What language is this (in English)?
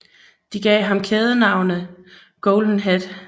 Danish